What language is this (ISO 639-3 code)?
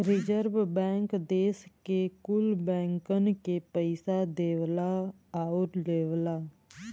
bho